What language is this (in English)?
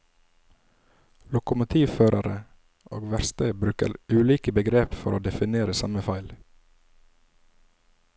Norwegian